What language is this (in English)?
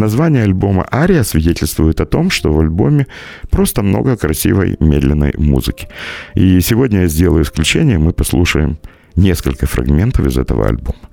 Russian